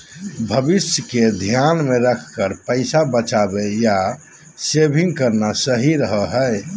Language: Magahi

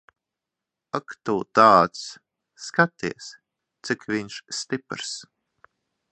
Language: Latvian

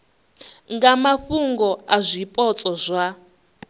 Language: Venda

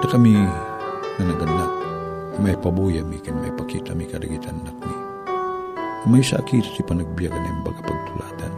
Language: Filipino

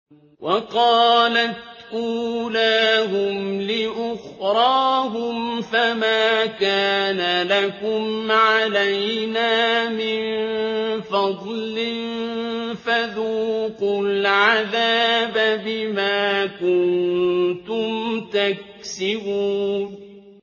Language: Arabic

